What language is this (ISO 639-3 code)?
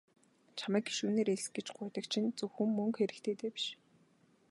mon